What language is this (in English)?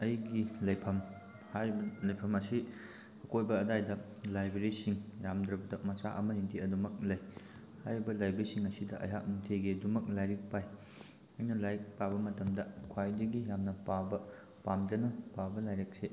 Manipuri